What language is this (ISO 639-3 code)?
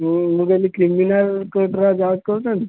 ori